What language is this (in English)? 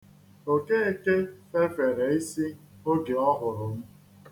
Igbo